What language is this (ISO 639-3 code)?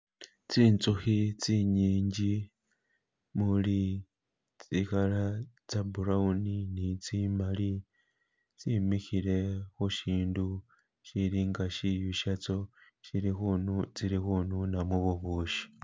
myx